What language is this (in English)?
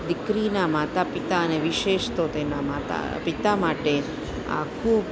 Gujarati